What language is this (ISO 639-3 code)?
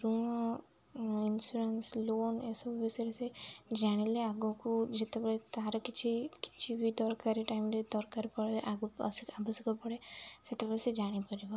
ori